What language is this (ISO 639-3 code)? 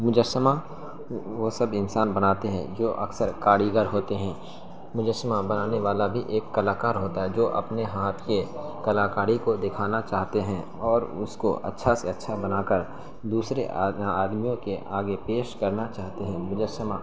urd